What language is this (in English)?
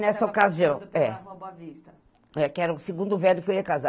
Portuguese